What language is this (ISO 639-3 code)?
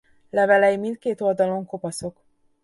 hun